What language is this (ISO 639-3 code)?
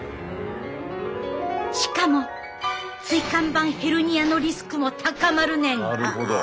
jpn